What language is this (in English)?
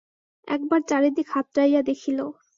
Bangla